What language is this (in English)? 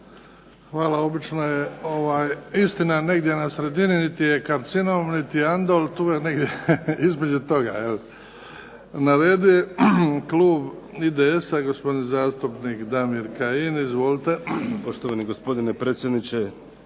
Croatian